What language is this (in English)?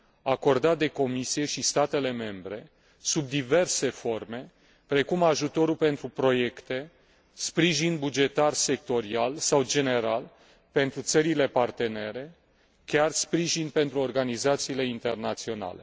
Romanian